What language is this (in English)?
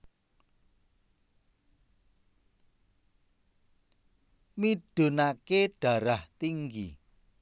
Javanese